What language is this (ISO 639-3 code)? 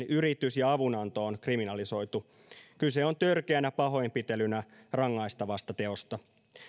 fin